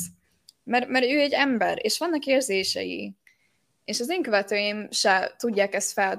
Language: Hungarian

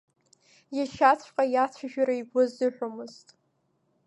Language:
Abkhazian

